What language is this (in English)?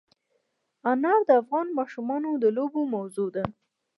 Pashto